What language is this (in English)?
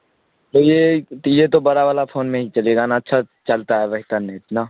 Urdu